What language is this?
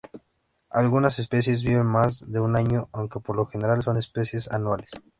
Spanish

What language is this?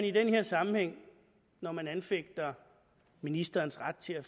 Danish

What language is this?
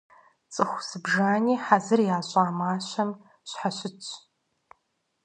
Kabardian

